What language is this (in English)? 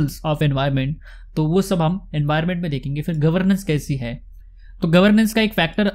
Hindi